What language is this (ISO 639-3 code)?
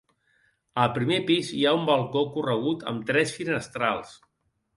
cat